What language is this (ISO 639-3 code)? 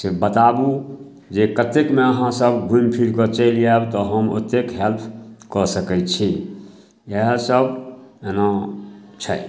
mai